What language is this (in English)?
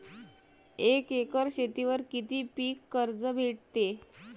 Marathi